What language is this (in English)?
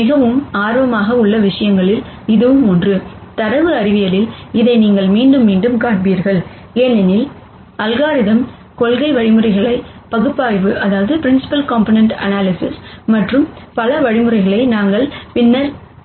Tamil